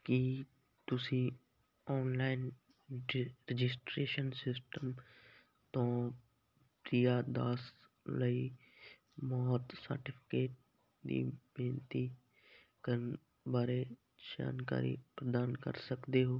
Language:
Punjabi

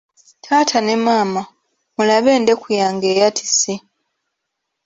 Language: Ganda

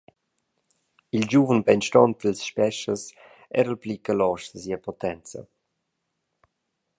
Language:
Romansh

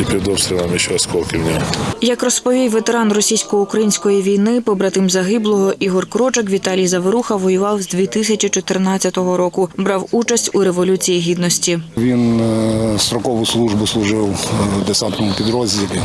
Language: Ukrainian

